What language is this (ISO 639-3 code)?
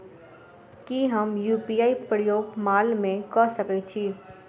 mai